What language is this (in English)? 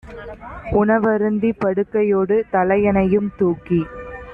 Tamil